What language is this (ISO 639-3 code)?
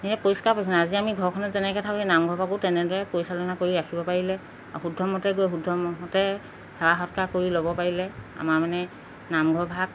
asm